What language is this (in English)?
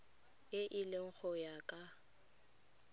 Tswana